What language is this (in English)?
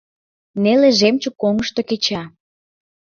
Mari